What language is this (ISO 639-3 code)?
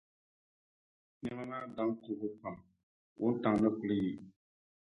dag